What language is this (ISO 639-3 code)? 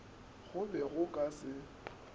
nso